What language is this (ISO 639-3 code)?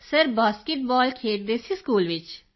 pan